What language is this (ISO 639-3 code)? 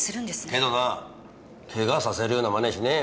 jpn